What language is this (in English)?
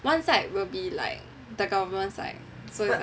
English